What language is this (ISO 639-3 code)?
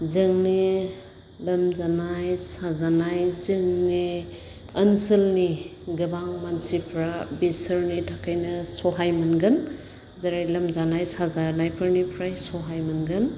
brx